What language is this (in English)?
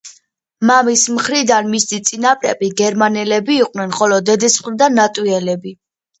Georgian